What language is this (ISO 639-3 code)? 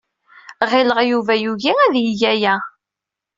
kab